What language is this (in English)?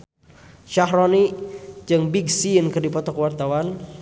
Sundanese